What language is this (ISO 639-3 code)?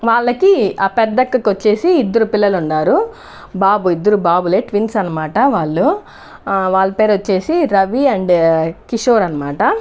tel